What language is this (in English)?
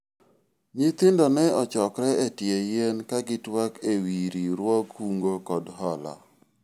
Luo (Kenya and Tanzania)